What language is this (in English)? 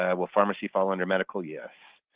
English